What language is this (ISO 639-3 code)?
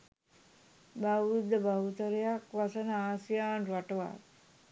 sin